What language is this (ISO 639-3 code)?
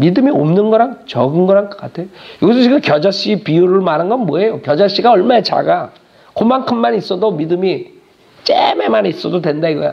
kor